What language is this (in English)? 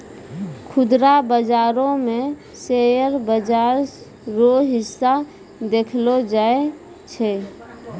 Maithili